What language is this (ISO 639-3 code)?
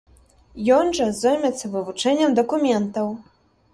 bel